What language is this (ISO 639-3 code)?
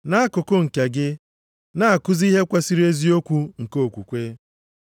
ibo